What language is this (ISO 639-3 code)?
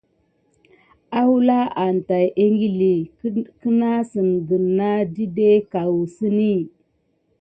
gid